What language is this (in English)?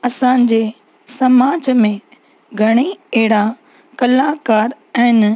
Sindhi